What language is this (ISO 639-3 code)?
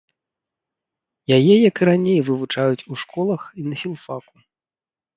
bel